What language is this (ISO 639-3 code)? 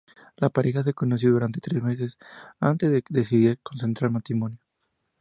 spa